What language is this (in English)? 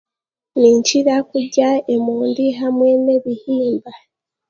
Chiga